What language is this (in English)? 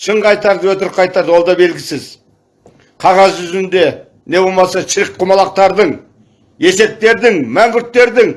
Turkish